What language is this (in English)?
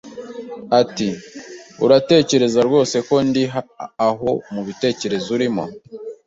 Kinyarwanda